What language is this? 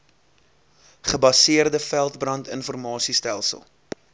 Afrikaans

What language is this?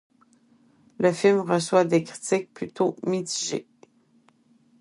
French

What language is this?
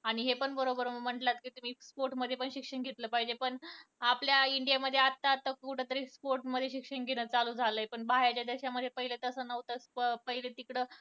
Marathi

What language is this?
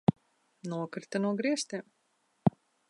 Latvian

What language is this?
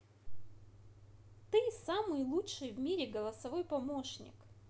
Russian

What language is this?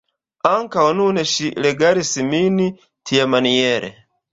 Esperanto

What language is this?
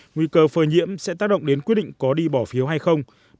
Vietnamese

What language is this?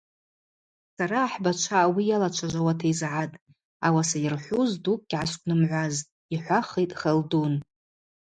Abaza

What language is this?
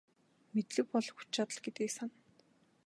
Mongolian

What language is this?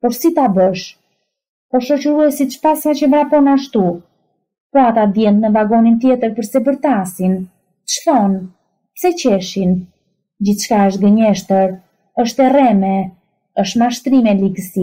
Romanian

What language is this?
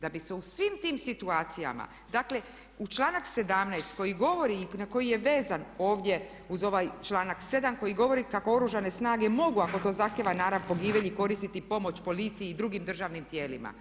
Croatian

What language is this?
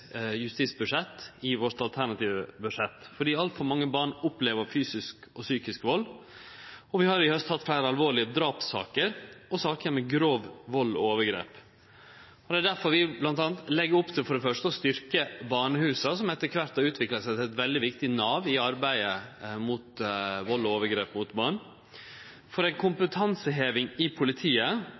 Norwegian Nynorsk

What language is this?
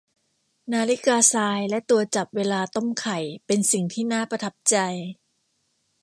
Thai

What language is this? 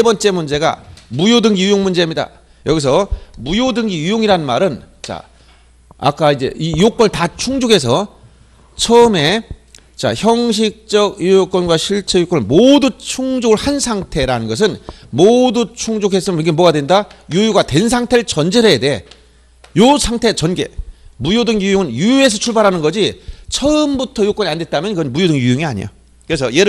Korean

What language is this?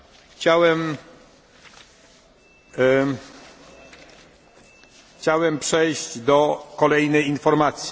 Polish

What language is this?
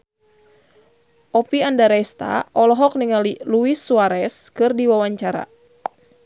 Sundanese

